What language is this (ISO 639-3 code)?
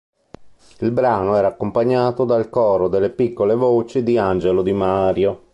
ita